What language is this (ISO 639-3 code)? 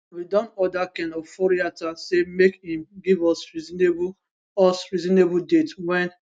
pcm